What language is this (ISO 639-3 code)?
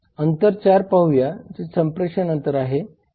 mar